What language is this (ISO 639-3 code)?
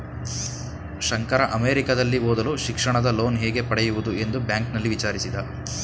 kan